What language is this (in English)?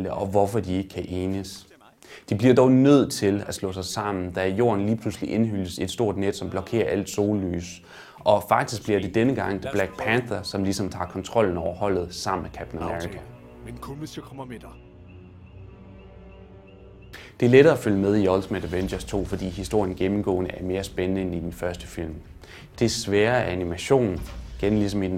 Danish